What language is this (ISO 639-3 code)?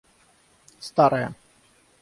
rus